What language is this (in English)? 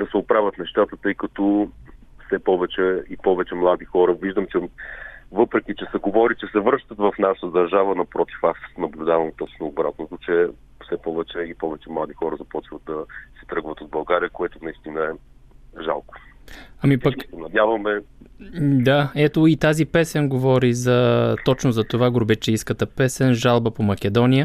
Bulgarian